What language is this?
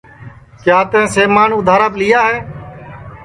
Sansi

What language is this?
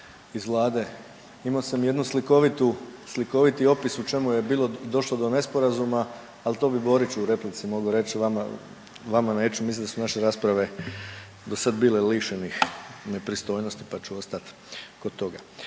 Croatian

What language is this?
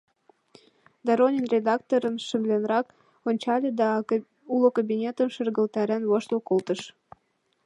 Mari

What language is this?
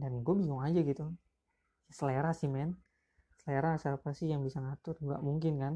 Indonesian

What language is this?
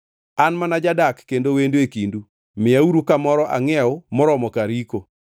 Luo (Kenya and Tanzania)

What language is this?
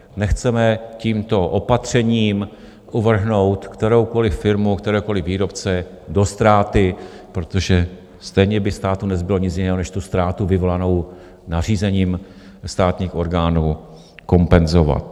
Czech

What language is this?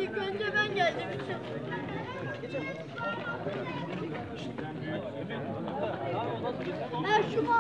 Turkish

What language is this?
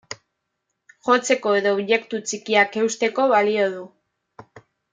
Basque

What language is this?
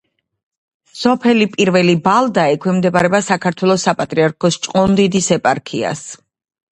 Georgian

